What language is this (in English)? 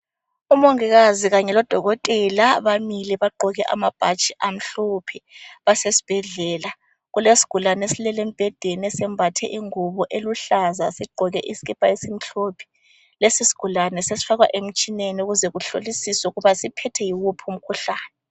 North Ndebele